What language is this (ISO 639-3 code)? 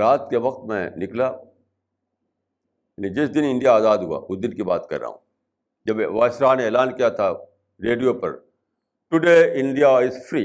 urd